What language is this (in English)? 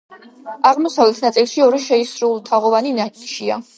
Georgian